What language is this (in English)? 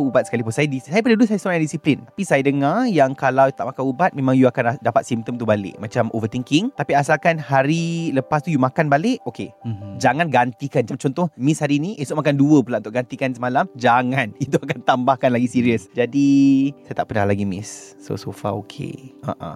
Malay